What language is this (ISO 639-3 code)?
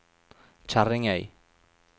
nor